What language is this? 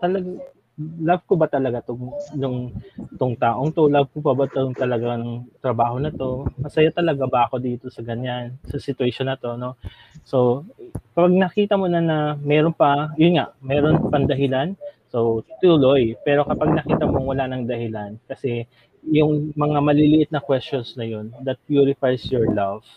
Filipino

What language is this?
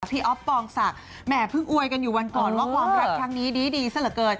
Thai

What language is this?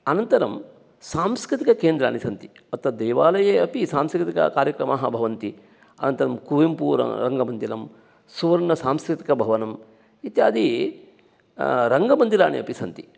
Sanskrit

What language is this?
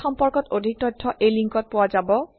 Assamese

